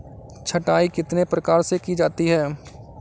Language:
Hindi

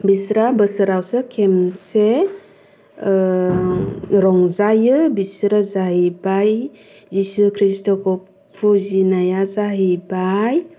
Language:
Bodo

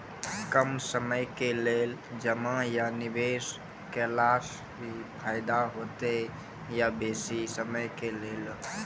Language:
Maithili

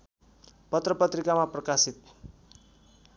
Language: Nepali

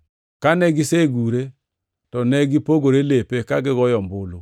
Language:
Luo (Kenya and Tanzania)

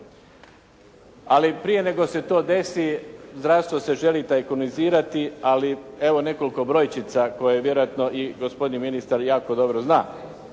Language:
Croatian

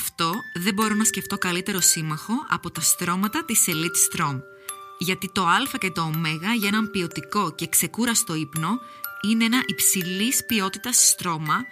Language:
Greek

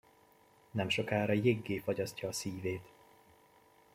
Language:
Hungarian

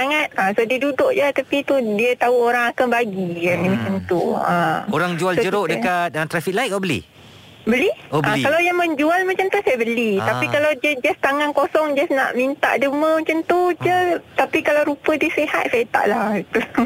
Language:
Malay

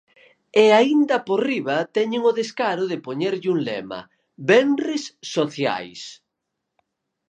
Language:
Galician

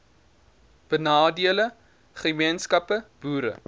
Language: Afrikaans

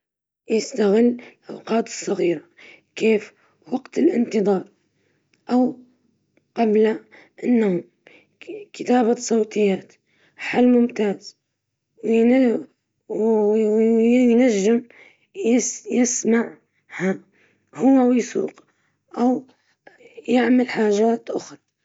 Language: Libyan Arabic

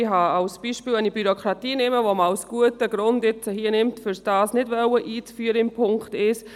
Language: Swiss German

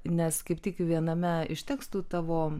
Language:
Lithuanian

